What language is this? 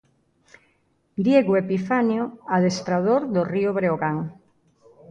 Galician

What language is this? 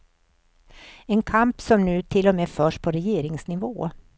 Swedish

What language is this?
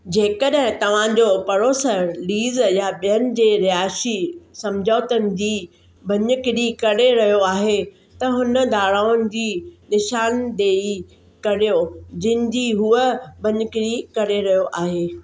Sindhi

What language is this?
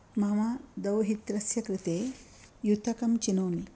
Sanskrit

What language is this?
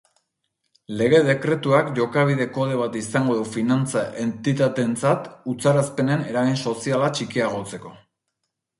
Basque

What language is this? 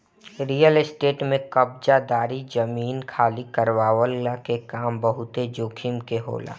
Bhojpuri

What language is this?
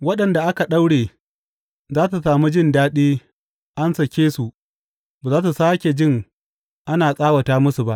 Hausa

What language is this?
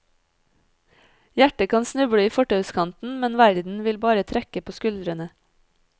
Norwegian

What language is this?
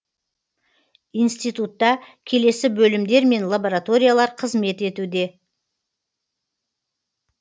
Kazakh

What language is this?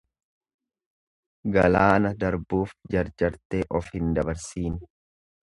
Oromo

